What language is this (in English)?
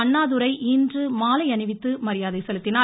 Tamil